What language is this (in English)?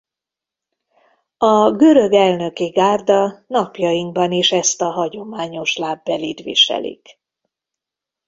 Hungarian